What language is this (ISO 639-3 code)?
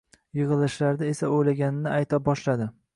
uzb